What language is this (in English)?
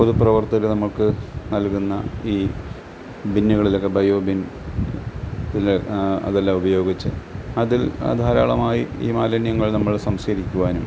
Malayalam